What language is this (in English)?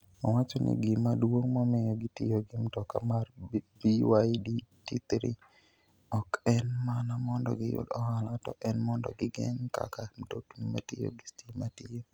Luo (Kenya and Tanzania)